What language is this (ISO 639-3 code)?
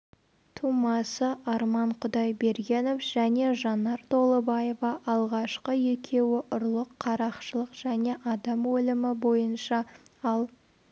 kaz